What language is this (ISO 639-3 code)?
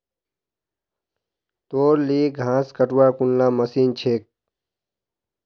mag